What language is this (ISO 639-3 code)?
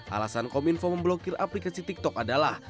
ind